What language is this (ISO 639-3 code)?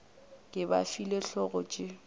nso